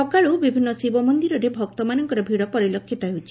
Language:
Odia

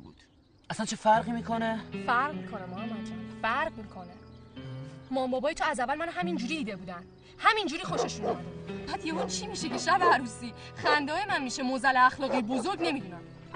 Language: Persian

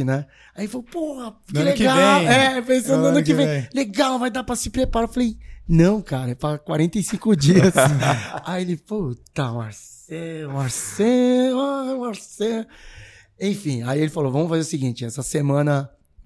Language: Portuguese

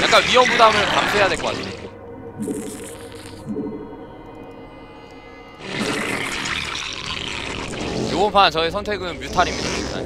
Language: Korean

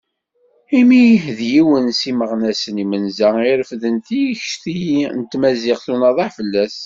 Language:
Kabyle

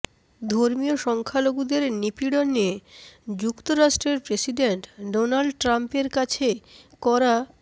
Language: Bangla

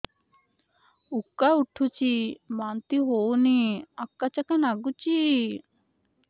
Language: Odia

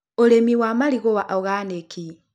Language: Kikuyu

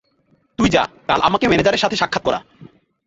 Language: Bangla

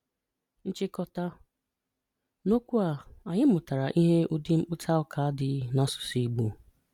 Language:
Igbo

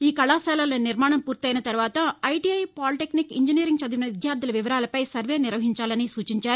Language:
Telugu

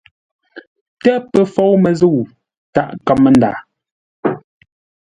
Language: Ngombale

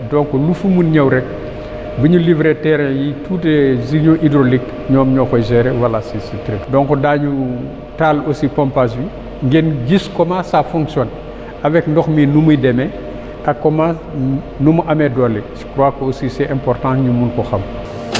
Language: Wolof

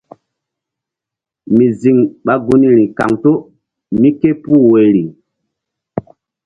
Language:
Mbum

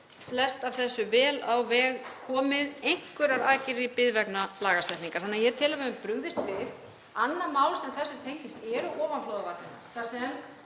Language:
Icelandic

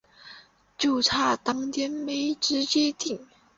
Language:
Chinese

